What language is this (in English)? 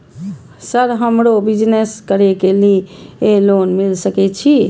Maithili